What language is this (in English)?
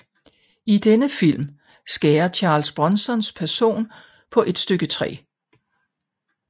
Danish